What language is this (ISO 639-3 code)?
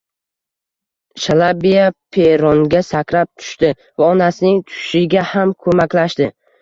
uzb